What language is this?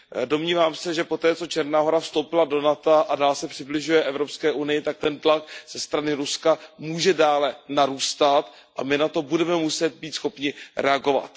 Czech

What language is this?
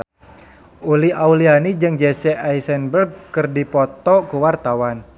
Sundanese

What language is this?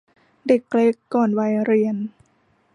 Thai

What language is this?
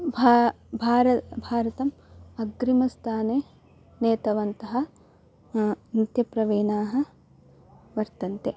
Sanskrit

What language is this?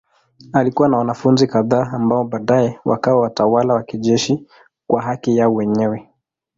Swahili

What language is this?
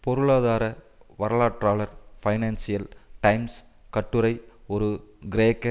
Tamil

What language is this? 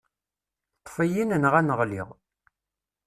Kabyle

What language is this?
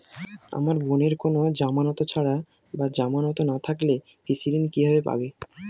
Bangla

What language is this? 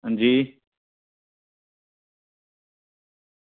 Dogri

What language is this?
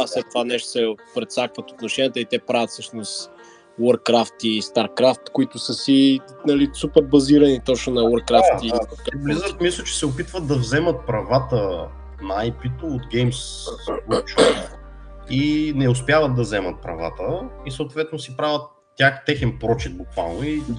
Bulgarian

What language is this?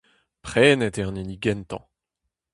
Breton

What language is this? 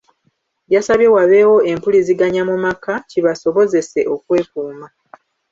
Ganda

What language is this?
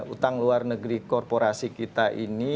Indonesian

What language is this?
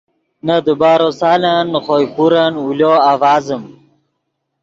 Yidgha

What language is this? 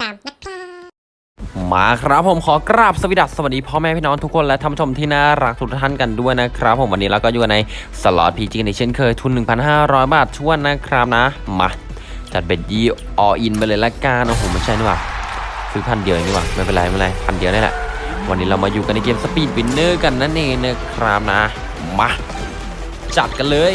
Thai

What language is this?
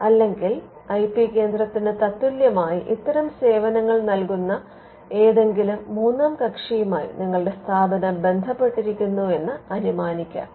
Malayalam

